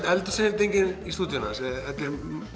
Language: Icelandic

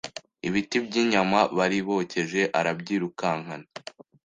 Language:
Kinyarwanda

